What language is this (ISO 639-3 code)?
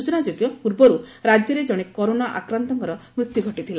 ori